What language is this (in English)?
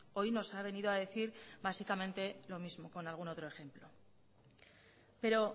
Spanish